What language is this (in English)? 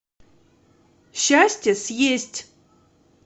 Russian